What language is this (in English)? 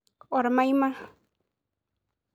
Masai